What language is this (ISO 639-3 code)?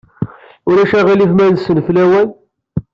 kab